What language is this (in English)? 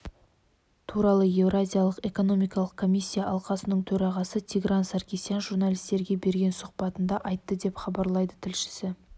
Kazakh